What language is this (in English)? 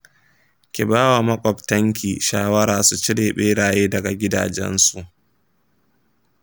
Hausa